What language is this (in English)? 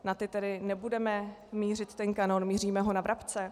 Czech